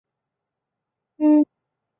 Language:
Chinese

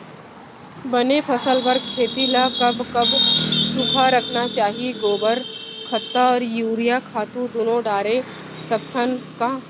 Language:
Chhattisgarhi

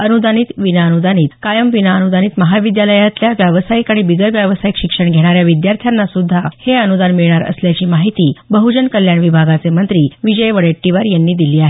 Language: Marathi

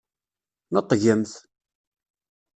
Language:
Kabyle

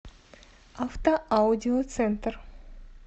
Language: Russian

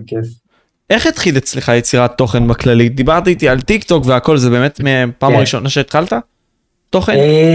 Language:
Hebrew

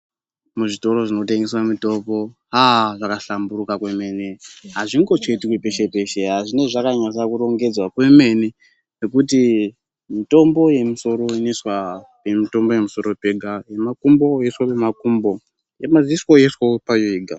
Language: Ndau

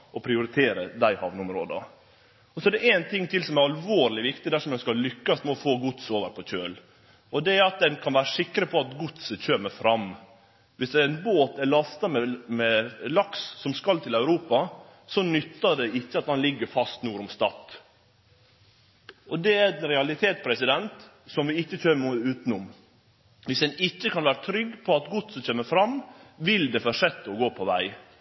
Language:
Norwegian Nynorsk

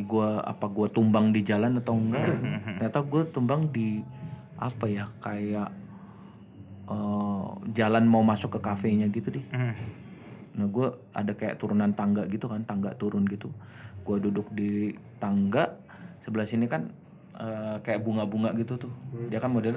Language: Indonesian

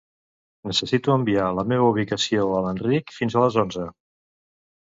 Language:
Catalan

